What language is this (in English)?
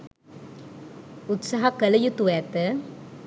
Sinhala